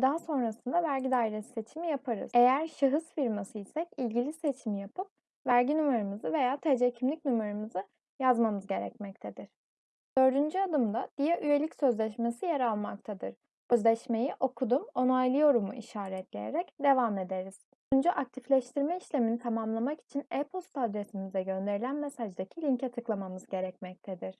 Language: Turkish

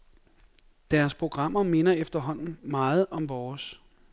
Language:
Danish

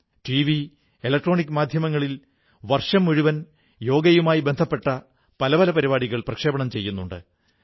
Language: Malayalam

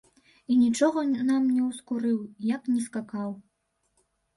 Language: Belarusian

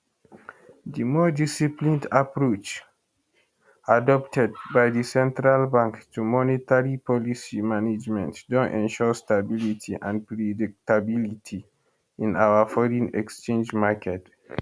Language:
Nigerian Pidgin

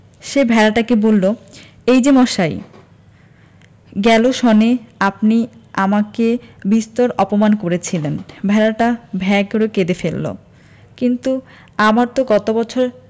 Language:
Bangla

